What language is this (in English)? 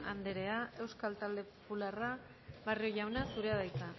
Basque